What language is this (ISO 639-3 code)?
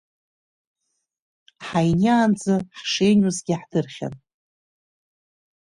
abk